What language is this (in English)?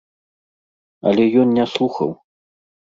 Belarusian